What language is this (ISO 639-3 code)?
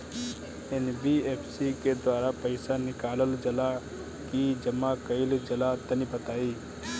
bho